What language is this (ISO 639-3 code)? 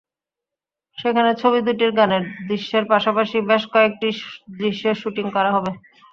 ben